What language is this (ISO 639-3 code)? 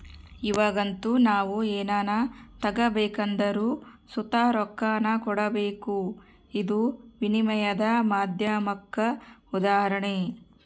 kan